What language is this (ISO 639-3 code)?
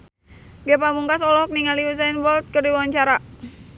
sun